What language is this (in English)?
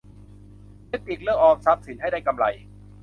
Thai